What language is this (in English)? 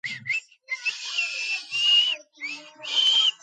Georgian